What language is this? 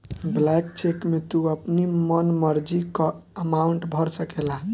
Bhojpuri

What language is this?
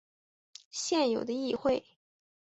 Chinese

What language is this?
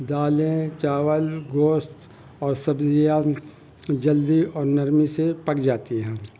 Urdu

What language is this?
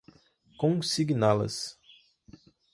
Portuguese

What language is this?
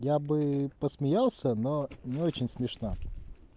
Russian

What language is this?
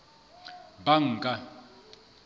Southern Sotho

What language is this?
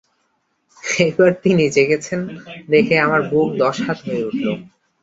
Bangla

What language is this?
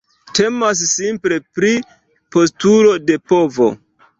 Esperanto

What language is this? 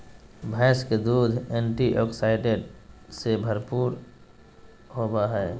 Magahi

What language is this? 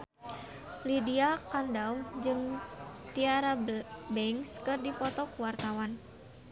Sundanese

